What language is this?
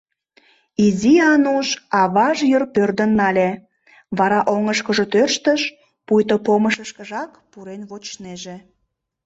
Mari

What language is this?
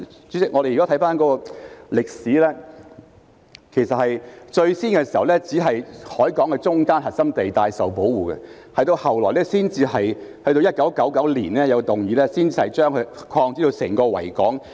Cantonese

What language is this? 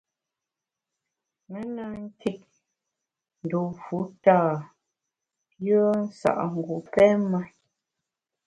Bamun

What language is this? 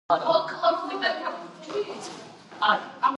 Georgian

